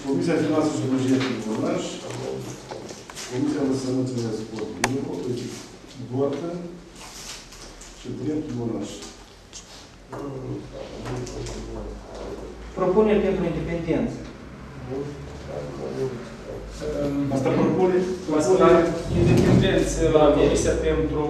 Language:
Romanian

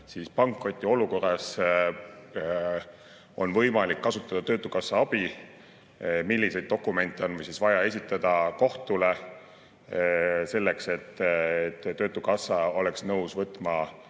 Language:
Estonian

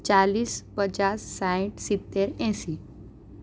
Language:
Gujarati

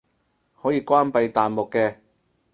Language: Cantonese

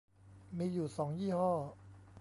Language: Thai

